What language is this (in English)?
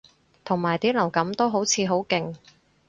Cantonese